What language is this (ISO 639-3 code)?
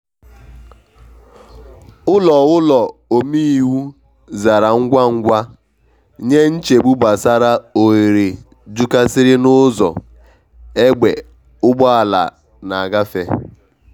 ibo